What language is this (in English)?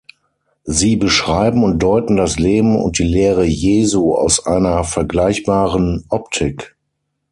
German